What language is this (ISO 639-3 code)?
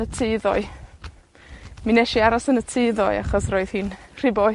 cym